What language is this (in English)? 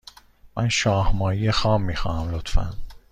Persian